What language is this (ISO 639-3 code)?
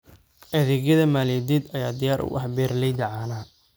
som